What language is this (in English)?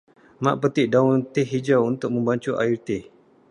Malay